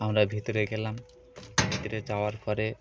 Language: Bangla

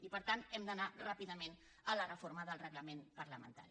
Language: Catalan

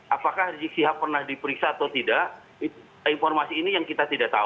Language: Indonesian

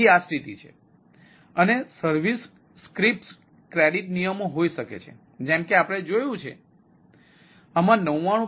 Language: Gujarati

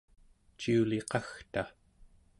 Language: Central Yupik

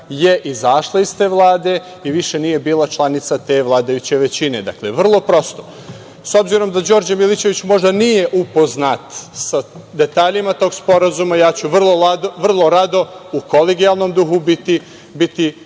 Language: Serbian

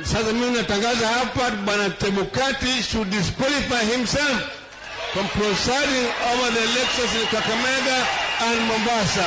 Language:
Swahili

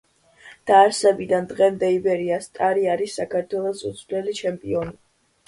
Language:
Georgian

